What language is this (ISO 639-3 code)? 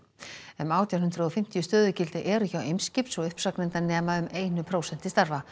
isl